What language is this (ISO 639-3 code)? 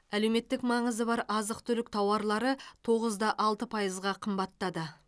kaz